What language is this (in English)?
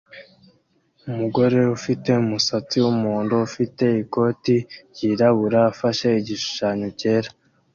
Kinyarwanda